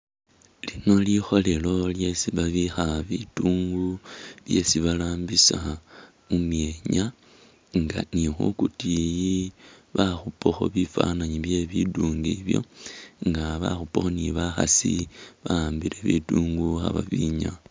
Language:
Masaaba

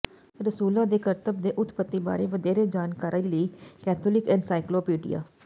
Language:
Punjabi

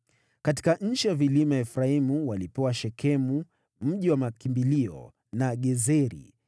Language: Swahili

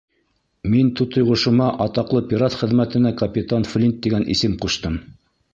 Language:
Bashkir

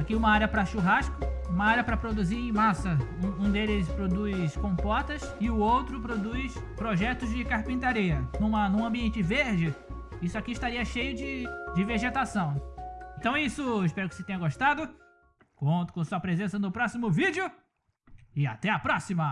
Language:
Portuguese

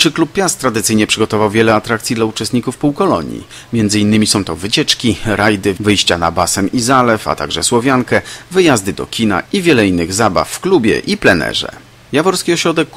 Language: Polish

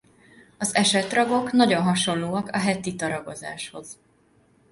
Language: Hungarian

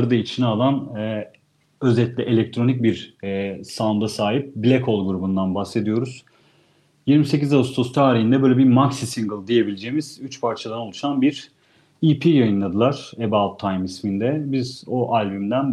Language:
Turkish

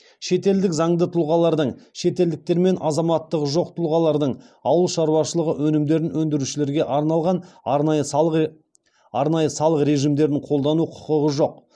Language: Kazakh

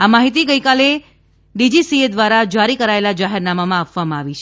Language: Gujarati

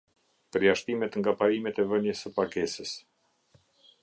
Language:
Albanian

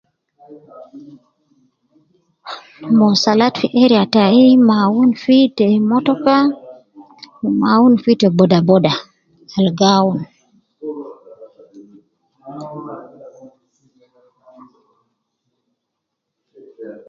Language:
Nubi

